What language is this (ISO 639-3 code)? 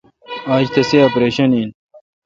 xka